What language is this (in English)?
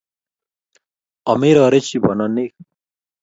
Kalenjin